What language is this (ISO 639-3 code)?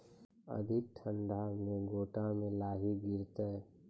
mai